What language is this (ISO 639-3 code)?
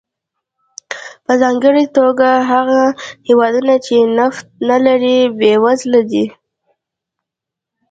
pus